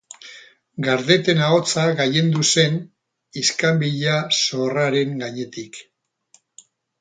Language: Basque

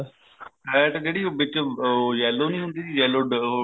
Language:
Punjabi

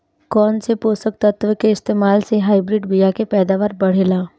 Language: Bhojpuri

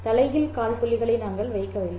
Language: Tamil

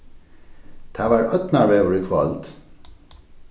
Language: Faroese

